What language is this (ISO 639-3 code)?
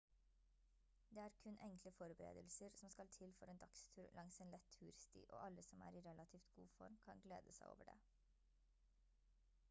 nob